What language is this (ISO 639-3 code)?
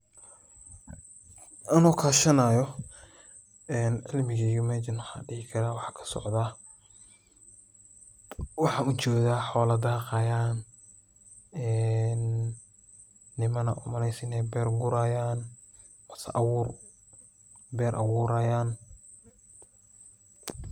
som